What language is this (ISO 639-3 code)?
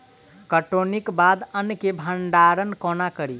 mai